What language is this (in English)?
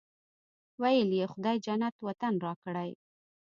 Pashto